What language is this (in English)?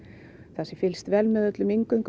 Icelandic